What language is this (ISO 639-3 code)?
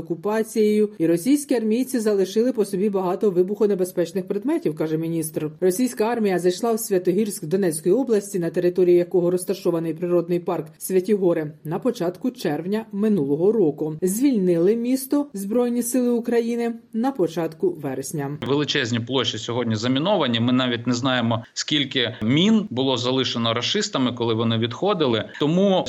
ukr